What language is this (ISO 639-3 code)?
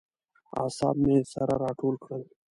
pus